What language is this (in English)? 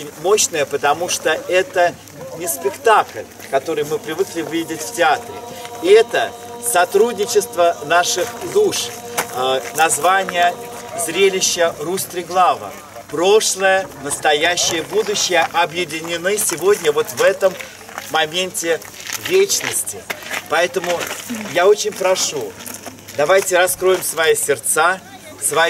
Russian